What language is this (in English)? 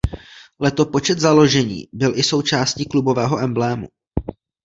Czech